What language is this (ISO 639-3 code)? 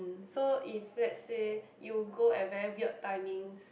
eng